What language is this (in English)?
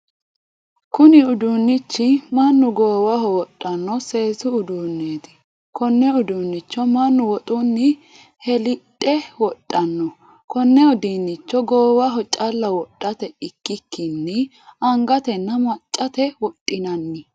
Sidamo